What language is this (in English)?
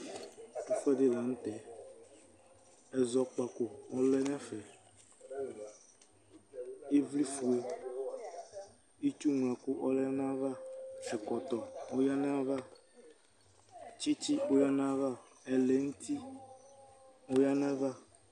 Ikposo